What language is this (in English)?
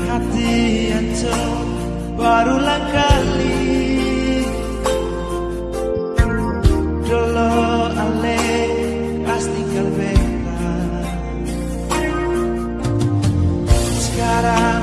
Indonesian